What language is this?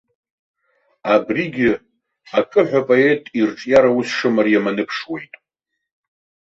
Abkhazian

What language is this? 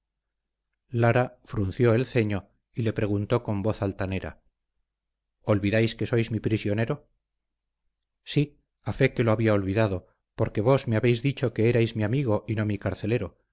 Spanish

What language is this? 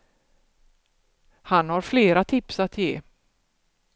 Swedish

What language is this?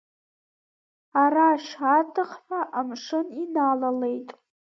Abkhazian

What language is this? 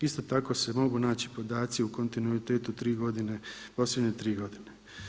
Croatian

